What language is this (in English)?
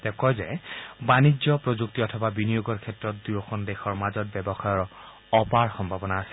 Assamese